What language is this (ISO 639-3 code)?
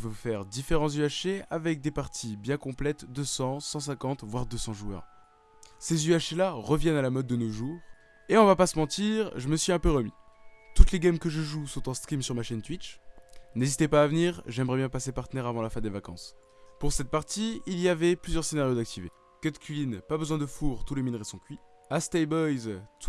fra